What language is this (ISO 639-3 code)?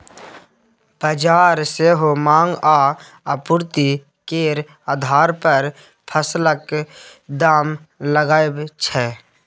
mai